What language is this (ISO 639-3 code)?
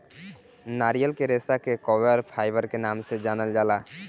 bho